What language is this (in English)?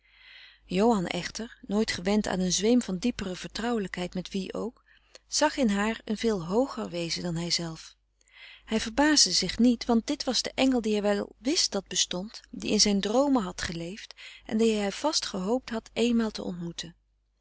Dutch